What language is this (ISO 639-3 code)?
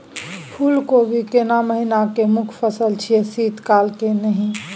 mai